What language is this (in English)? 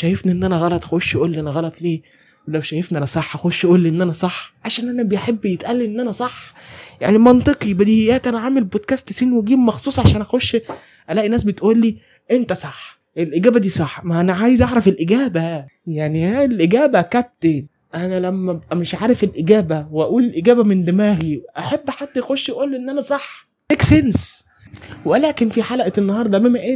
Arabic